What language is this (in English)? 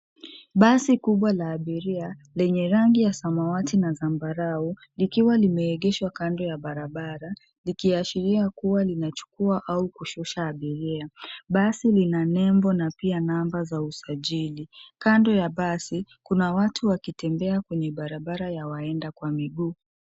Swahili